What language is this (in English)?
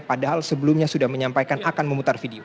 Indonesian